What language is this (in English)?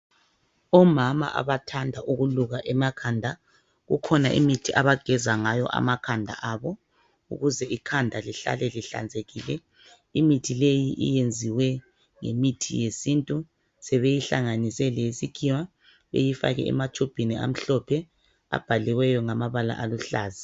North Ndebele